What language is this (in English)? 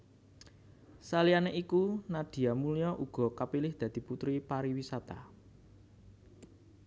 Javanese